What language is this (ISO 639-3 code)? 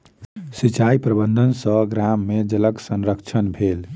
mai